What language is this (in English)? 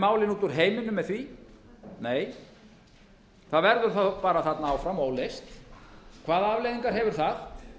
Icelandic